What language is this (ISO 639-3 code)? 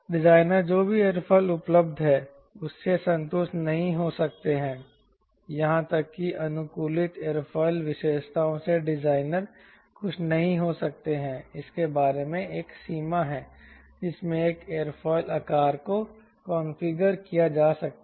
hin